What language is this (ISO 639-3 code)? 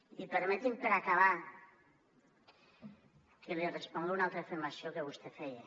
cat